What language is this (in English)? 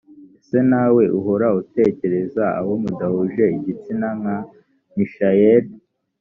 Kinyarwanda